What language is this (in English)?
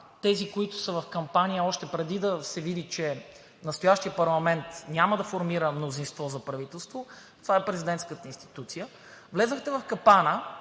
Bulgarian